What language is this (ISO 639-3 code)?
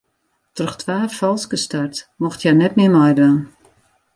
fry